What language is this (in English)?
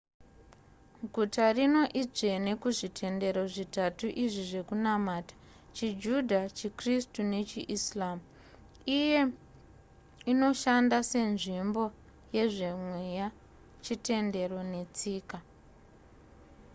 Shona